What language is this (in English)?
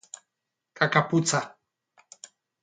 Basque